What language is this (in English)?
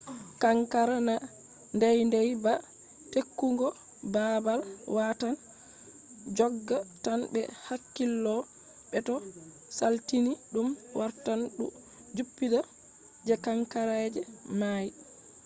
Fula